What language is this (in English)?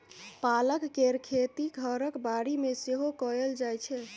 Maithili